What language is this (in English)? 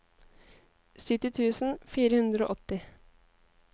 Norwegian